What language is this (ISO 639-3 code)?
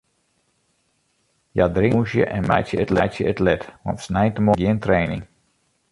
fry